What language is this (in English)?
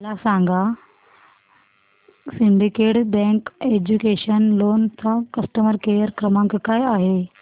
Marathi